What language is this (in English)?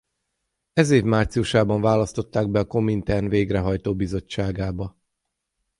Hungarian